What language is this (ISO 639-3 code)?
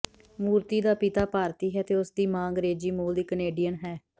pan